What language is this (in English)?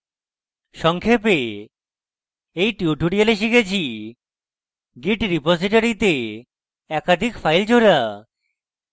Bangla